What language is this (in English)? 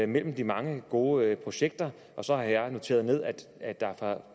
Danish